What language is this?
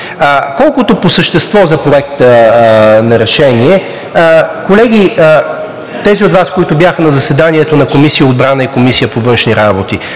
Bulgarian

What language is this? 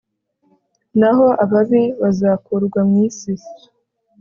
Kinyarwanda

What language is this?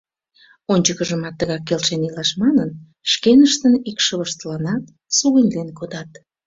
Mari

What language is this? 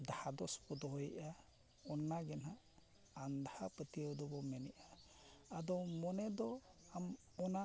Santali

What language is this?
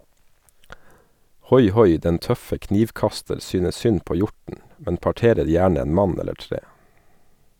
Norwegian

